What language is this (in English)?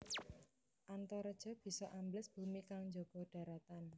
Javanese